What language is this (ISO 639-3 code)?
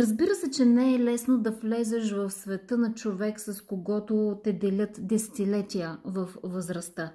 bul